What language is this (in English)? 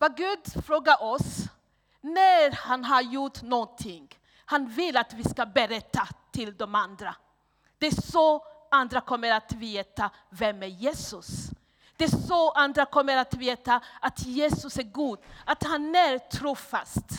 Swedish